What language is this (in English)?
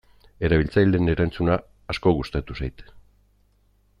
Basque